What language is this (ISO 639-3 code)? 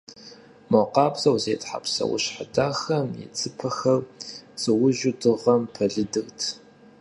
kbd